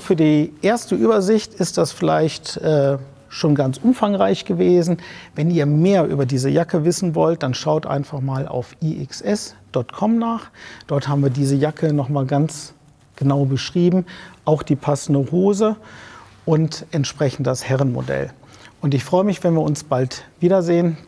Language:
German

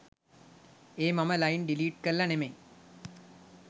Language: Sinhala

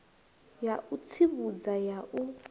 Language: Venda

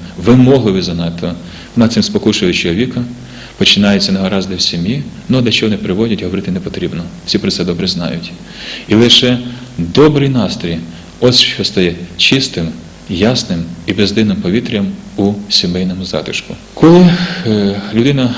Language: Ukrainian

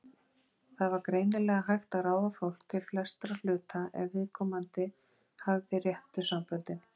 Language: Icelandic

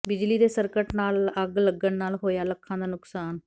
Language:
Punjabi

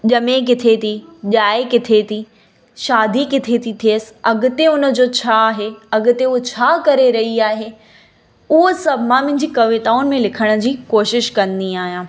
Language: Sindhi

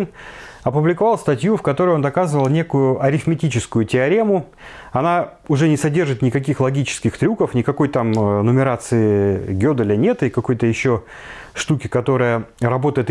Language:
Russian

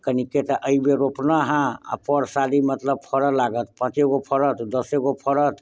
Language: Maithili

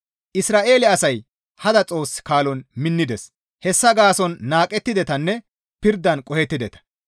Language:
Gamo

